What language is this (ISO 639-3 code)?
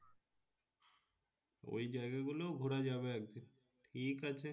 ben